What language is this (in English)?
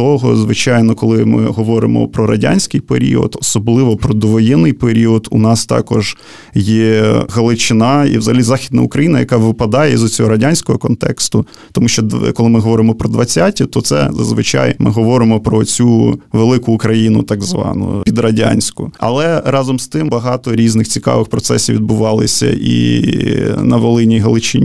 Ukrainian